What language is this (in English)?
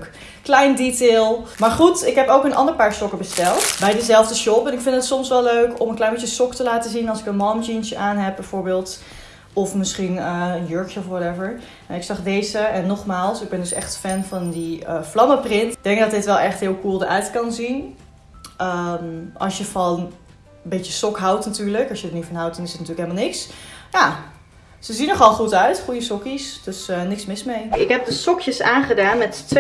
Dutch